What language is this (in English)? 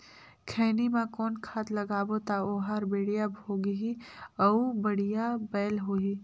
Chhattisgarhi